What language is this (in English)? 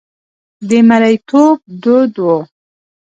Pashto